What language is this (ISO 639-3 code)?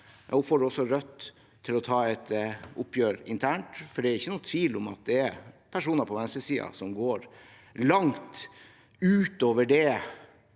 nor